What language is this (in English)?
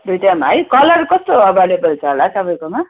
Nepali